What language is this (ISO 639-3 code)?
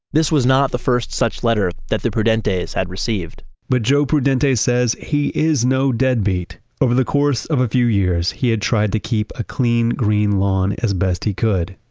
eng